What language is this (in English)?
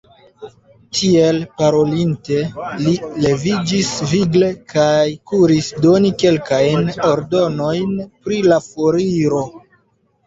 Esperanto